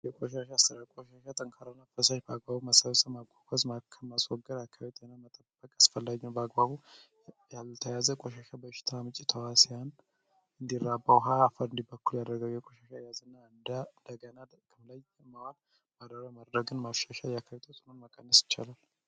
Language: Amharic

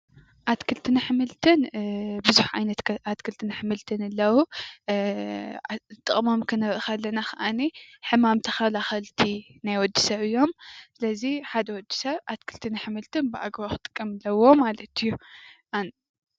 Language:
Tigrinya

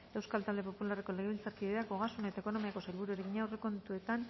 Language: Basque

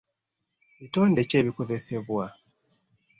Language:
Ganda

